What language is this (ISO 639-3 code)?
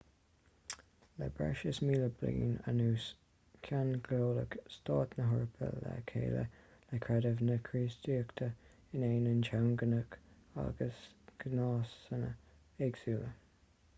gle